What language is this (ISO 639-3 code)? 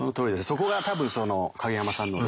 jpn